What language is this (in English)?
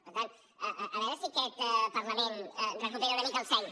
Catalan